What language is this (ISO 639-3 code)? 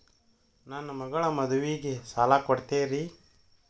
kan